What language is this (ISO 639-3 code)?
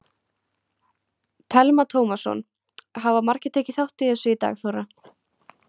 isl